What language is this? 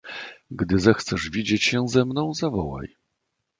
Polish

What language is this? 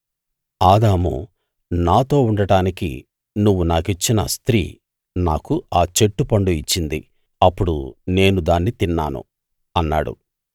Telugu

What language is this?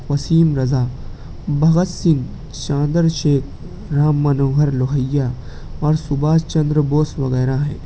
Urdu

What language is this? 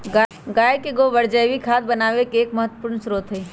Magahi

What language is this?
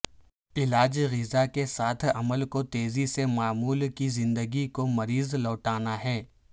Urdu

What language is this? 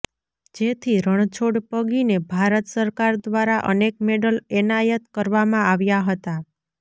Gujarati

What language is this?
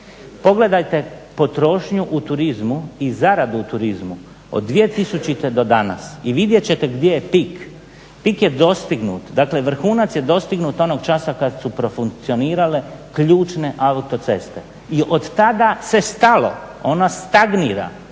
Croatian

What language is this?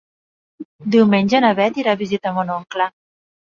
Catalan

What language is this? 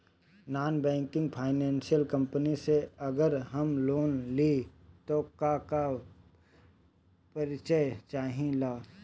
Bhojpuri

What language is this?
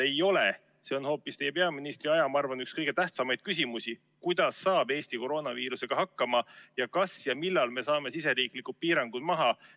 Estonian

